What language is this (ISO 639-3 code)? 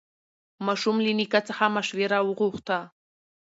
pus